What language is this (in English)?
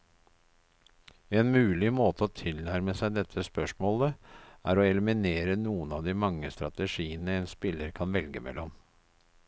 Norwegian